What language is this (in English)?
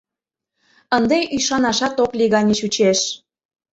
Mari